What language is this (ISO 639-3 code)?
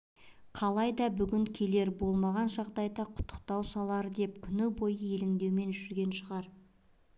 kaz